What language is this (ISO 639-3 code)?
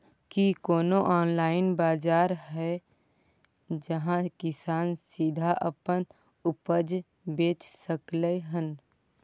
mai